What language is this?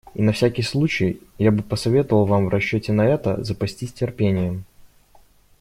Russian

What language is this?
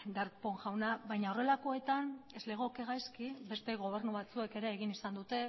Basque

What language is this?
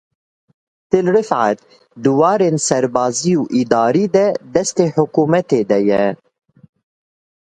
Kurdish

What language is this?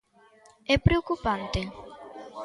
Galician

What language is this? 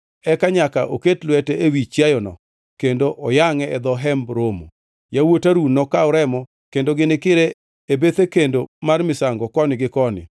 Luo (Kenya and Tanzania)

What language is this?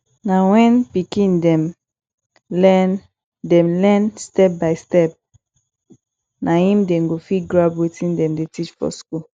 Nigerian Pidgin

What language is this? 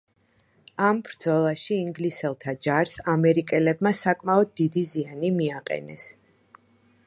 Georgian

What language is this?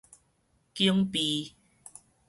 Min Nan Chinese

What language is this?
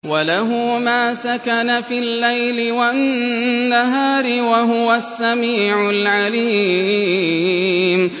Arabic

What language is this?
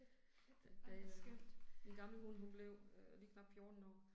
Danish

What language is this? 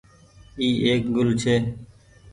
Goaria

